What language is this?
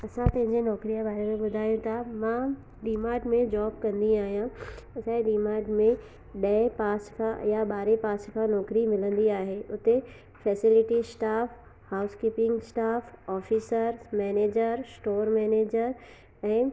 Sindhi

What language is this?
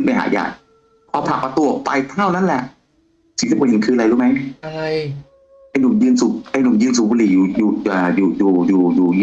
Thai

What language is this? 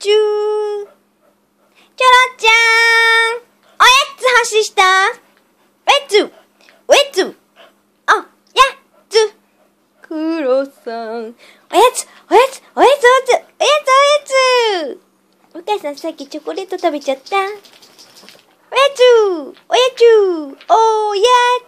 Japanese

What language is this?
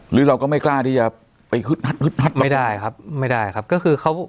Thai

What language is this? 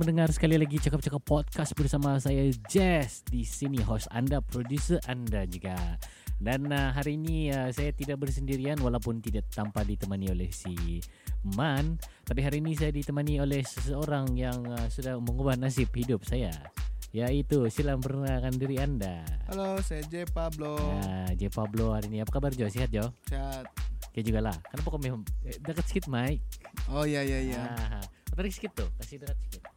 Malay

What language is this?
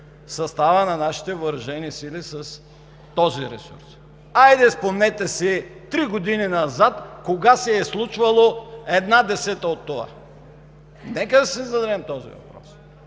Bulgarian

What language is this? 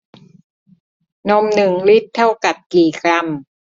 Thai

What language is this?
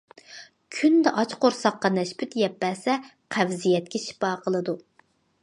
Uyghur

